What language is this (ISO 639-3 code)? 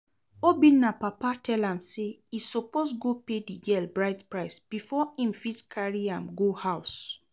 pcm